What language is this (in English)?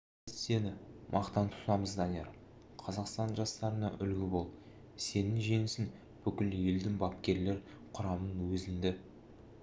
Kazakh